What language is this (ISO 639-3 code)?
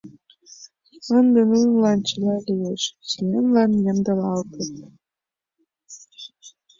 chm